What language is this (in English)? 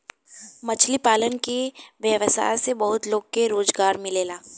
Bhojpuri